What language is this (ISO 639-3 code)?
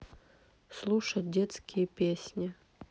rus